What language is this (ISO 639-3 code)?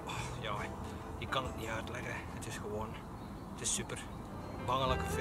nld